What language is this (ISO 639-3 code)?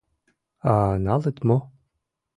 chm